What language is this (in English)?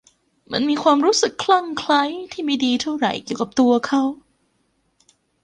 Thai